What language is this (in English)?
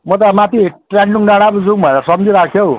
Nepali